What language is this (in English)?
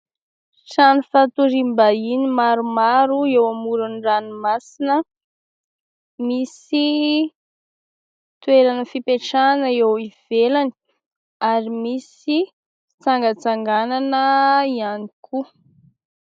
Malagasy